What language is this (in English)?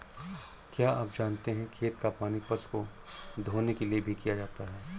Hindi